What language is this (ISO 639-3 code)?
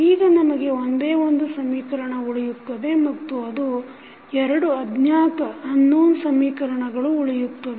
kan